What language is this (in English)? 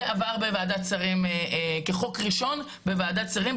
Hebrew